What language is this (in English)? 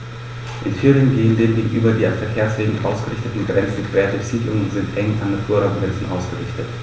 German